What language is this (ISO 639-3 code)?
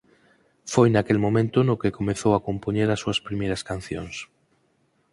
glg